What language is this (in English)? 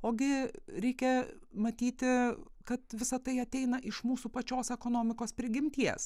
Lithuanian